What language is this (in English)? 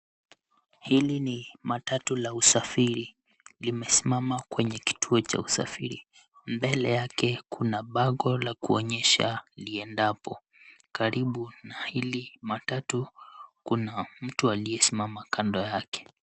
Swahili